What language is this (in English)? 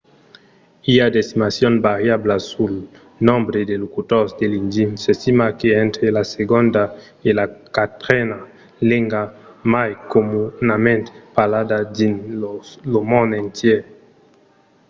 Occitan